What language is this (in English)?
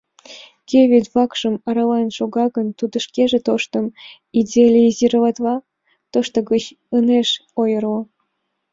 Mari